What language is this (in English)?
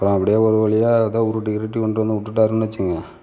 Tamil